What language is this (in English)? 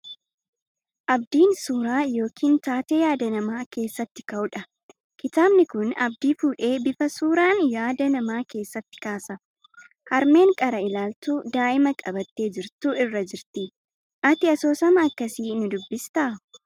Oromo